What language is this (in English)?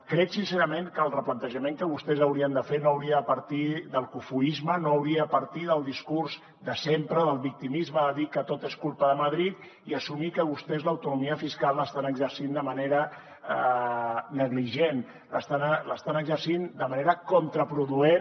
Catalan